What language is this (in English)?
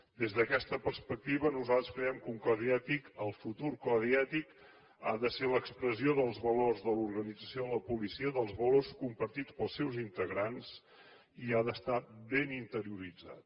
Catalan